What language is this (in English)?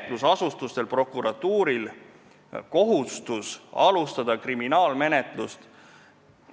Estonian